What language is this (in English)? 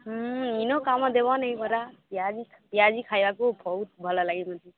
Odia